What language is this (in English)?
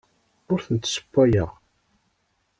Kabyle